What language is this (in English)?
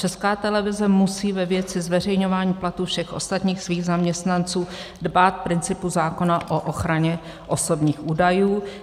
Czech